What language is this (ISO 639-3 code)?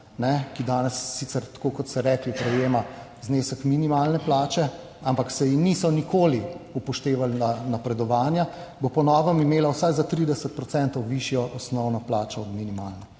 slv